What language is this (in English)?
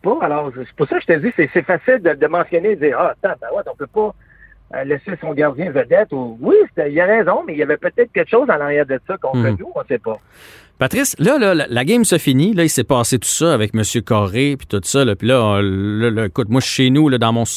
French